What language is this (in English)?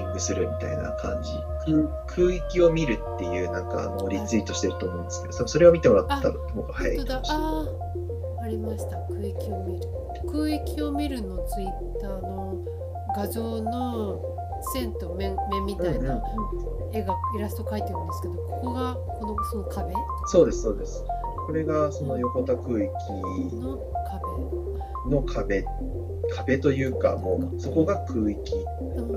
Japanese